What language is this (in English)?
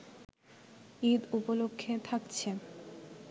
Bangla